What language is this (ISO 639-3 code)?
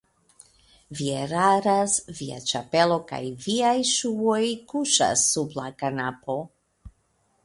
epo